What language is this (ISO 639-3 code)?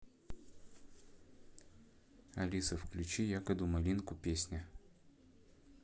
rus